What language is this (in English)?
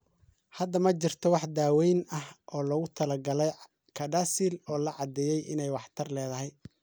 Somali